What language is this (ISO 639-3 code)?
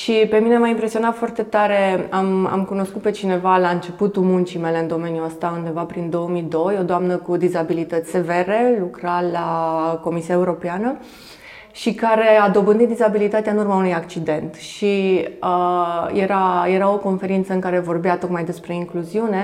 ron